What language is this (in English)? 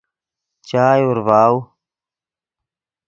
Yidgha